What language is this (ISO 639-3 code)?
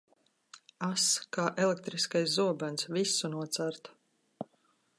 lav